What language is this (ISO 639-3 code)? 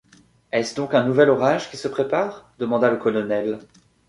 fra